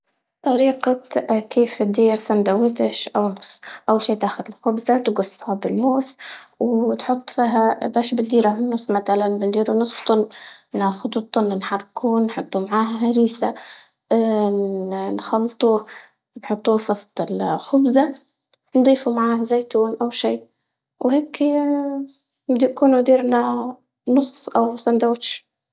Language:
Libyan Arabic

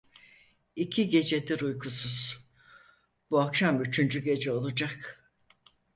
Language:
Turkish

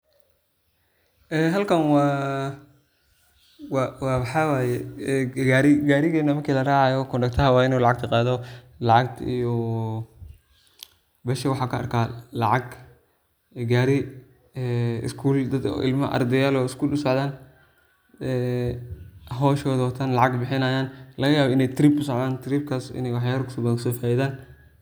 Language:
Somali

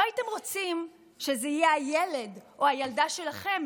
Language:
Hebrew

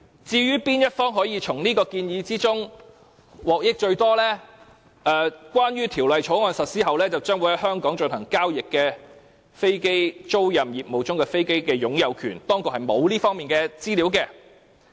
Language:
Cantonese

